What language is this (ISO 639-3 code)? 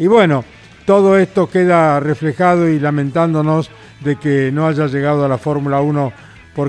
spa